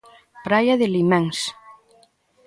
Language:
Galician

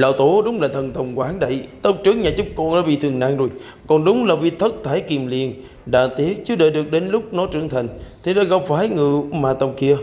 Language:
Vietnamese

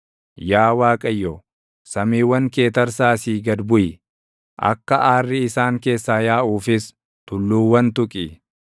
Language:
Oromo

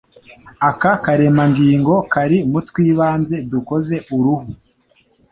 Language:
Kinyarwanda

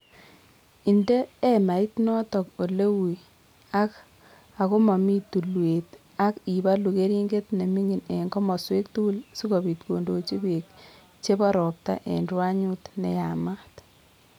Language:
Kalenjin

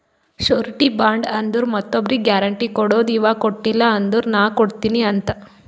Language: Kannada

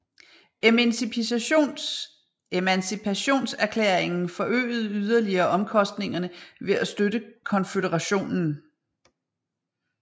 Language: Danish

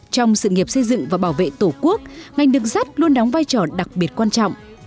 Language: Vietnamese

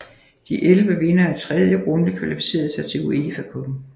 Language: Danish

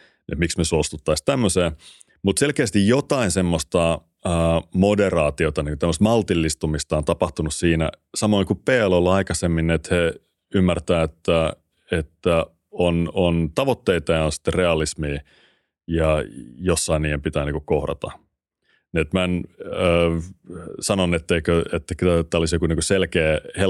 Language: Finnish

